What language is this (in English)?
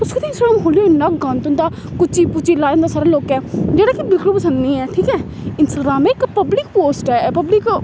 Dogri